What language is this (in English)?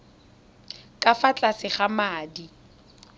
Tswana